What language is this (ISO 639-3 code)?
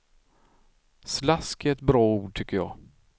swe